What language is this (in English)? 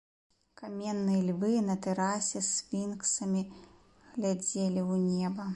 Belarusian